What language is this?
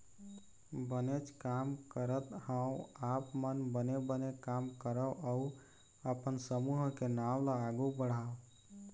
Chhattisgarhi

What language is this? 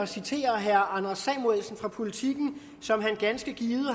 Danish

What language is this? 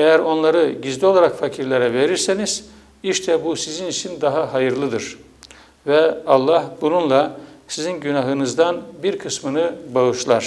Turkish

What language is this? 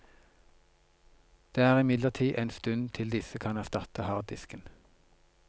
Norwegian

